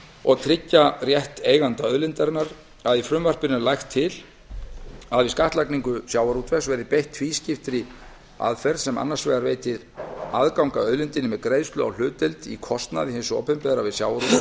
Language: Icelandic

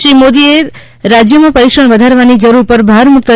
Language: Gujarati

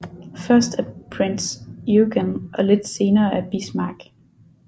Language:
Danish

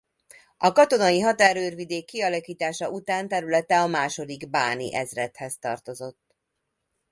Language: Hungarian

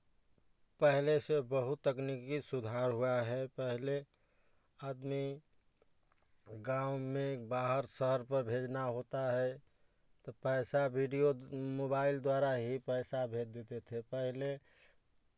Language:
Hindi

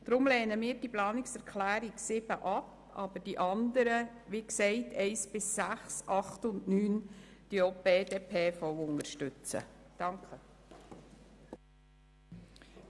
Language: Swiss German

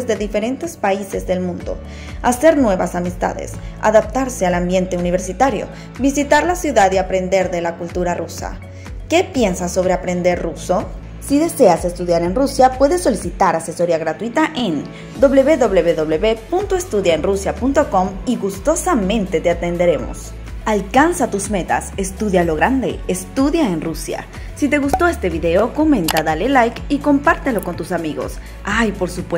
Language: Spanish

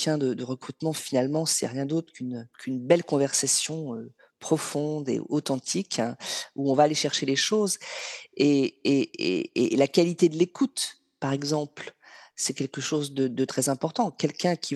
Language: French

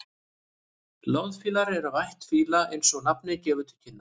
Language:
Icelandic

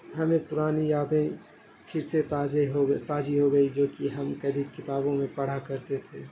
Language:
Urdu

